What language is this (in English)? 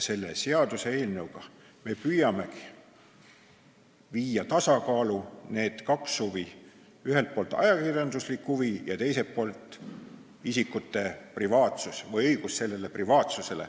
Estonian